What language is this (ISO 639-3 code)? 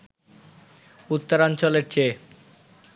ben